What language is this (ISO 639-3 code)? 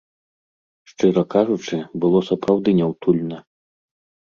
bel